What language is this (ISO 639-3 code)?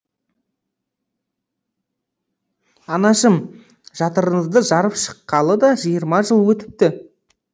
kaz